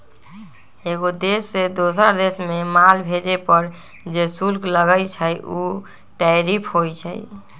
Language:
Magahi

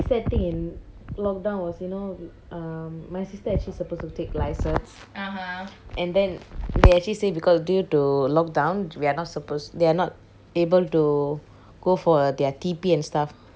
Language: English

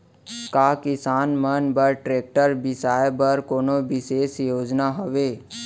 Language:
Chhattisgarhi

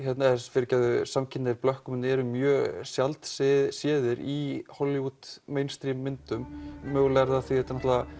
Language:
Icelandic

